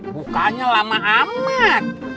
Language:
Indonesian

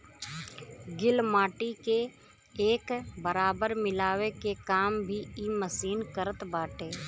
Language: Bhojpuri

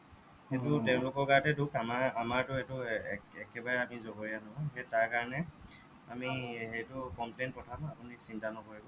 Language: Assamese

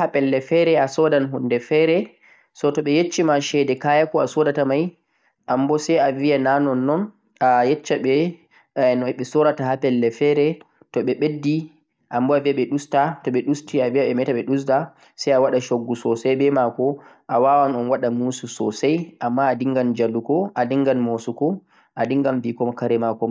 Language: Central-Eastern Niger Fulfulde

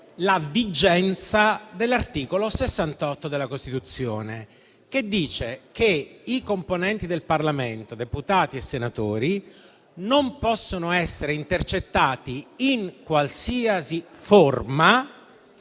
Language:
Italian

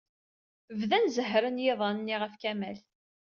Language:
Kabyle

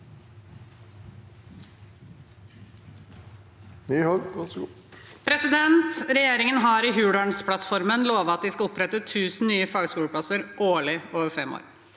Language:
Norwegian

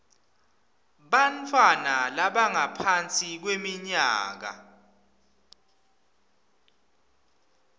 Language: Swati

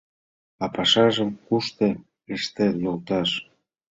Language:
Mari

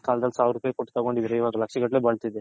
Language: Kannada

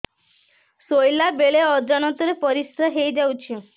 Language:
Odia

